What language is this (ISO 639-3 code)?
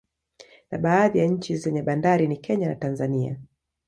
swa